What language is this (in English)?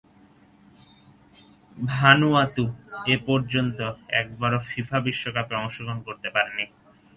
Bangla